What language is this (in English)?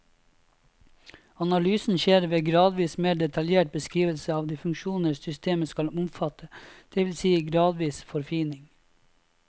Norwegian